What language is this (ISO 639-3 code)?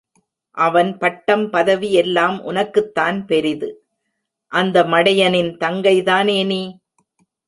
tam